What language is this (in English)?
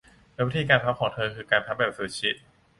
Thai